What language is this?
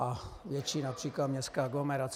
Czech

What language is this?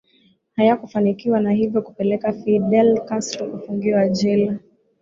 Swahili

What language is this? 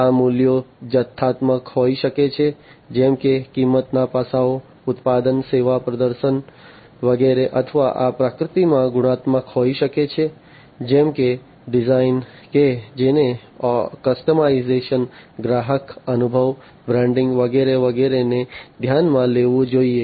Gujarati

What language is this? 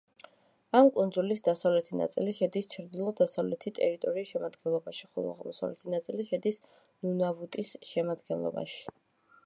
Georgian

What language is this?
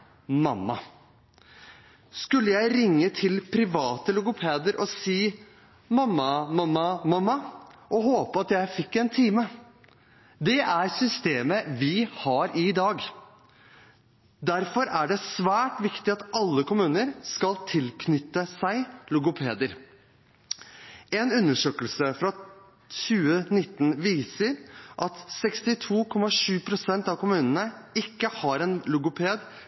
Norwegian Bokmål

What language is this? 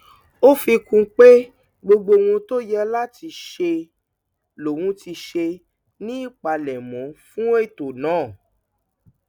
Yoruba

